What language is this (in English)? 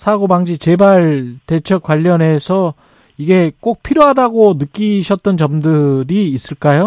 Korean